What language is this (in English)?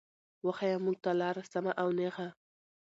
Pashto